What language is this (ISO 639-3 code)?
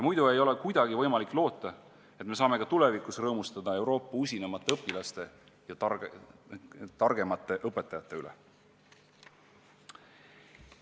est